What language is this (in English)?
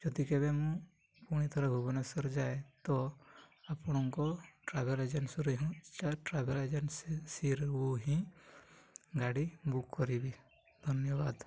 Odia